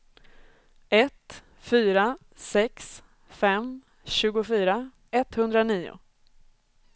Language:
Swedish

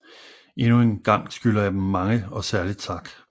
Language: Danish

